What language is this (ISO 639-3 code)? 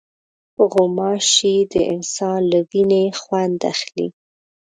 pus